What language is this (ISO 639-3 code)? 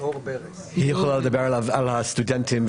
heb